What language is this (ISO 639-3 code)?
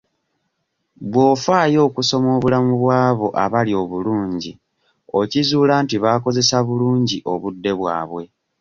lug